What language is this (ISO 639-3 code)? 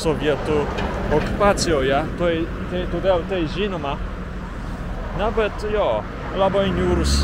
lit